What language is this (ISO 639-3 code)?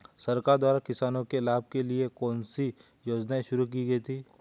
hin